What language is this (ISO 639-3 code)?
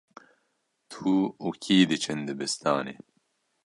kur